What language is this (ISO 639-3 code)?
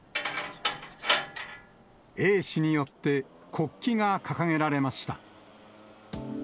jpn